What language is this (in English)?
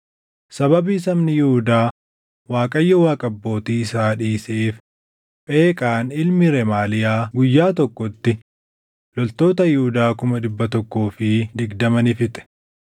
Oromo